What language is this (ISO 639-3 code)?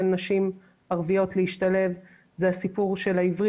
heb